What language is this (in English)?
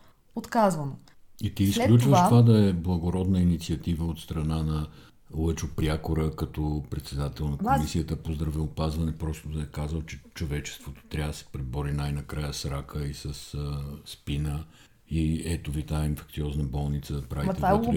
Bulgarian